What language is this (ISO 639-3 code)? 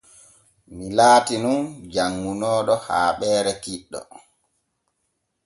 fue